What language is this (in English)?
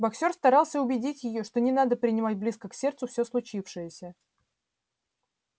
Russian